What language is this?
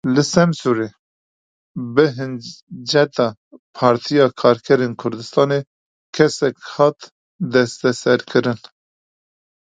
Kurdish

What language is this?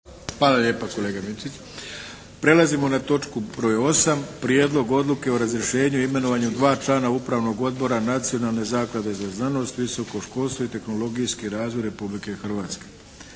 Croatian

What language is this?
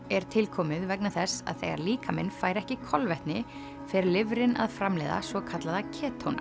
Icelandic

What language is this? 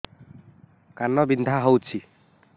Odia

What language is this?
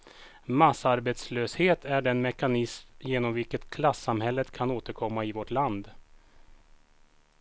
Swedish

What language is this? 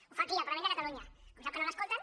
Catalan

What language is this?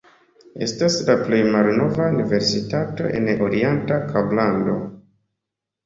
Esperanto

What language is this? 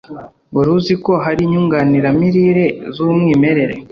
Kinyarwanda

